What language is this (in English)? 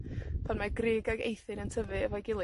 Welsh